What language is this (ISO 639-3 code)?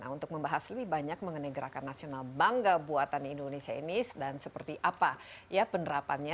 ind